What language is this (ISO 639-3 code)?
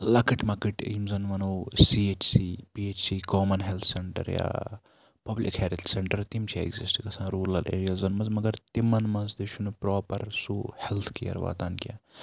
kas